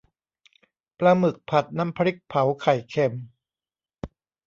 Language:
Thai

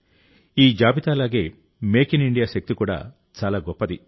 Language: Telugu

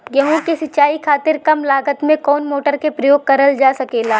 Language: Bhojpuri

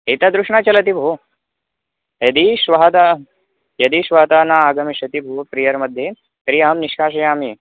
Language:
Sanskrit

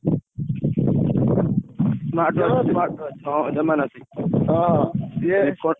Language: Odia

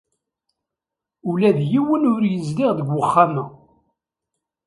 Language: Kabyle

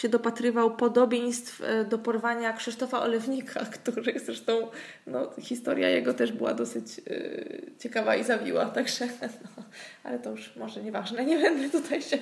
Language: Polish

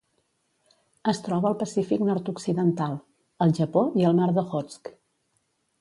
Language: Catalan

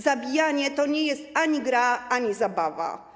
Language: Polish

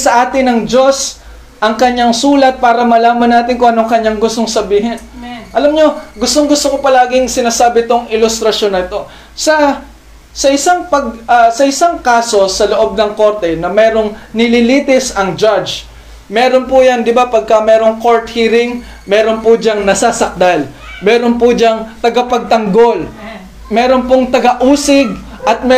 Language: Filipino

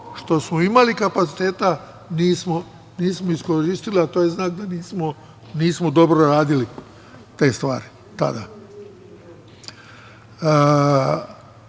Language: Serbian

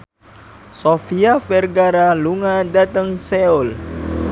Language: Javanese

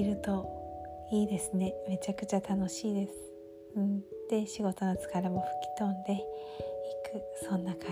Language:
Japanese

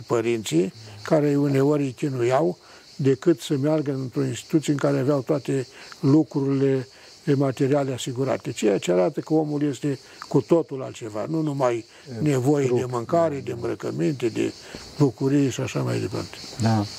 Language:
Romanian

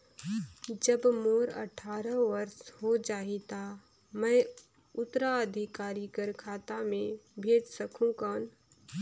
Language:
Chhattisgarhi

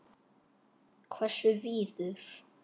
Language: Icelandic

